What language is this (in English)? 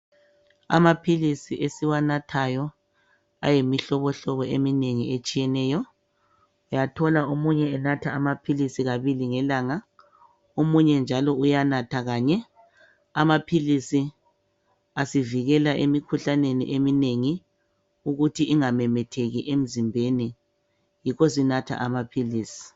North Ndebele